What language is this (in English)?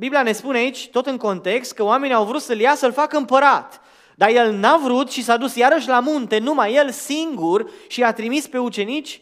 Romanian